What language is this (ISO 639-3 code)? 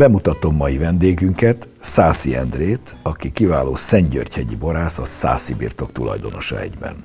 hun